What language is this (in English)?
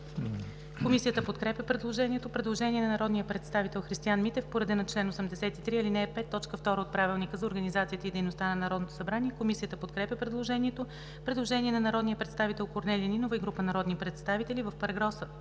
Bulgarian